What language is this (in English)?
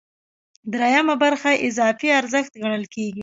Pashto